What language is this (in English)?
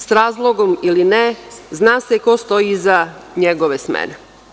Serbian